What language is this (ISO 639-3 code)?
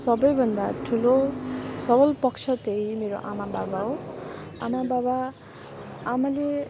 nep